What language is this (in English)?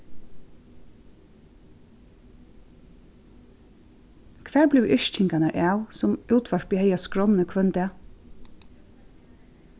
Faroese